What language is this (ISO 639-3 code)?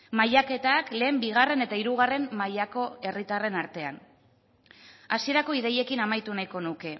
eus